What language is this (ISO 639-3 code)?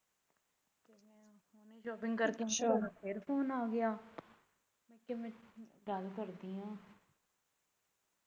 pan